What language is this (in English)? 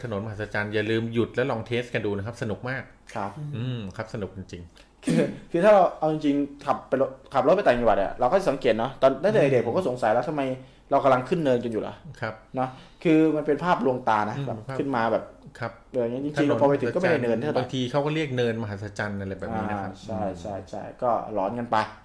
Thai